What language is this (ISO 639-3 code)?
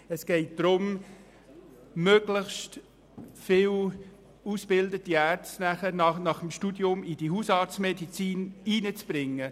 gsw